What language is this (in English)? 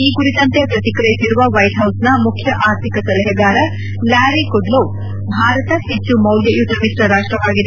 Kannada